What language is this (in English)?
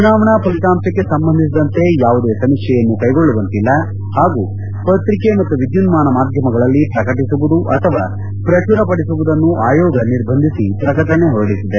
Kannada